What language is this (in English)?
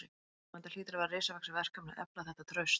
Icelandic